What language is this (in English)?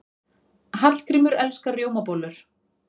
Icelandic